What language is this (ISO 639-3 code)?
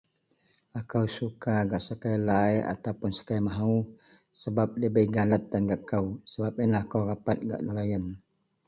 mel